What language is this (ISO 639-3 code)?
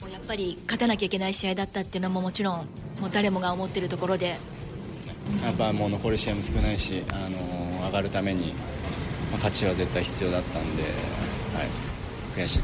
jpn